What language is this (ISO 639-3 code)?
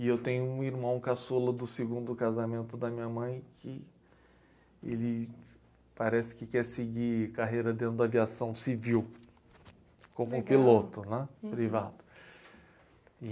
por